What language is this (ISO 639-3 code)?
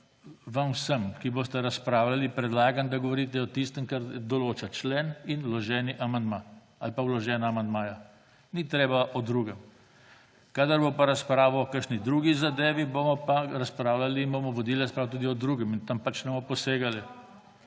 slv